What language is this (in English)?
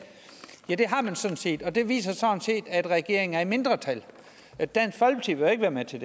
Danish